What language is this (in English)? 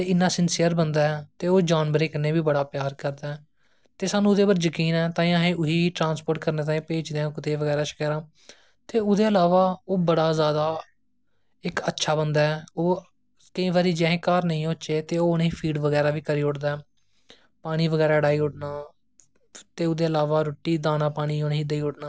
Dogri